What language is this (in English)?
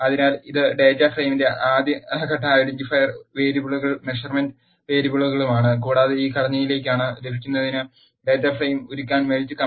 Malayalam